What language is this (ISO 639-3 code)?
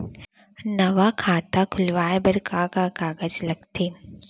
hne